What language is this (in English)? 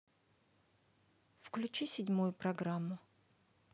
Russian